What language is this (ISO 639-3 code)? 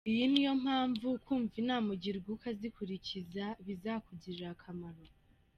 kin